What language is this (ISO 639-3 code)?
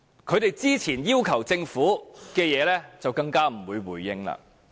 yue